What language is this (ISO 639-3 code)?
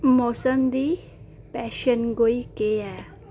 doi